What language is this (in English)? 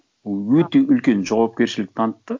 Kazakh